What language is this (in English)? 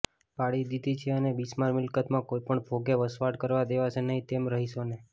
Gujarati